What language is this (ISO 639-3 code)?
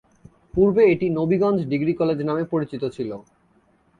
ben